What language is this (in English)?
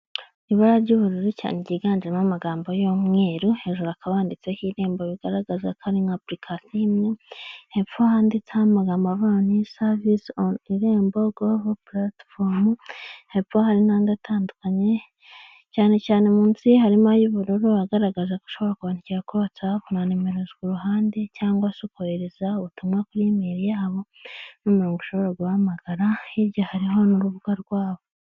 Kinyarwanda